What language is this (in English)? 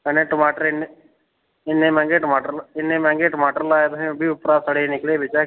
Dogri